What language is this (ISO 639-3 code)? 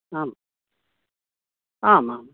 san